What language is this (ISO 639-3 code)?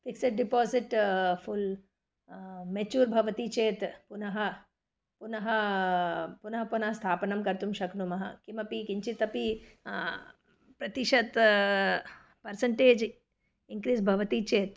san